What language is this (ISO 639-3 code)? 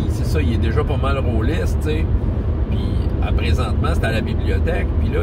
fra